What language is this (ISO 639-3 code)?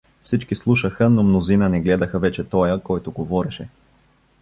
bul